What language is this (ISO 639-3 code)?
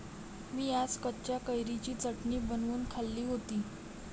mar